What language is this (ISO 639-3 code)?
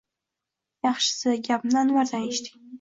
uzb